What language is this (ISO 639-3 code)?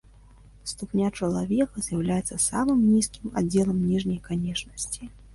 bel